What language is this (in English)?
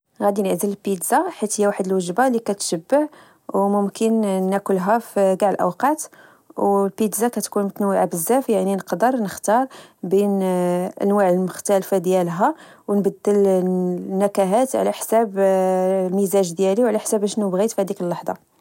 Moroccan Arabic